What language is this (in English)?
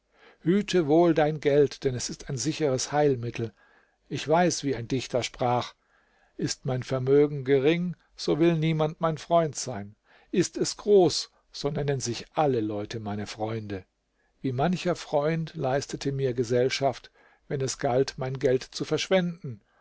German